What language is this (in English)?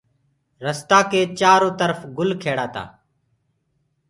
Gurgula